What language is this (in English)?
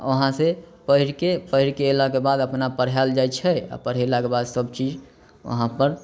Maithili